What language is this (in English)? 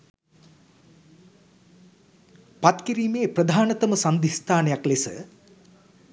Sinhala